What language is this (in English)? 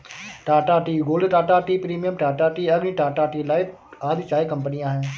Hindi